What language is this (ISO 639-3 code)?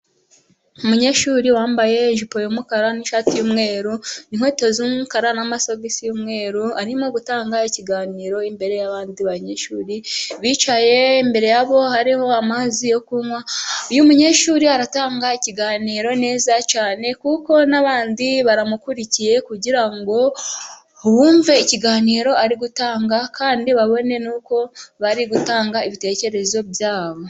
kin